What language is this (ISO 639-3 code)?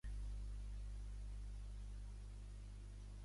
cat